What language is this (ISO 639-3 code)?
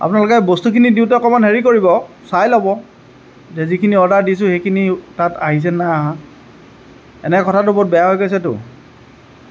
asm